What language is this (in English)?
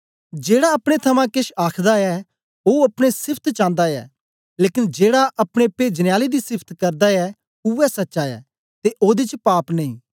Dogri